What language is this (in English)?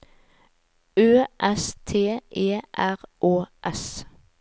Norwegian